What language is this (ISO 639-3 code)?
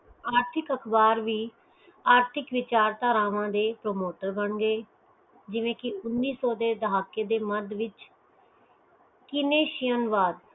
pan